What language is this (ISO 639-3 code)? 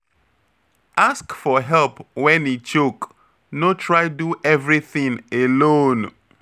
pcm